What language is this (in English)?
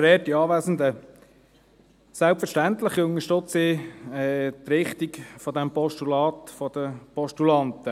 Swiss German